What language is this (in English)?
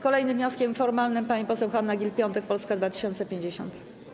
Polish